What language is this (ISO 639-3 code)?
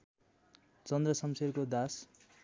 nep